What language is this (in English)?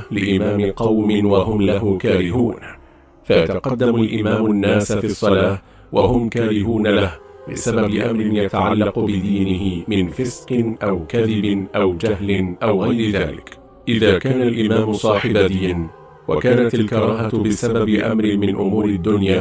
Arabic